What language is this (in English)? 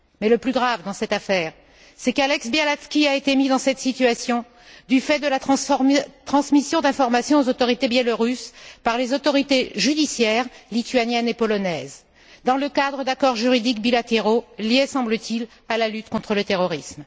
French